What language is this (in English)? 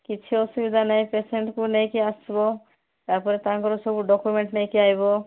Odia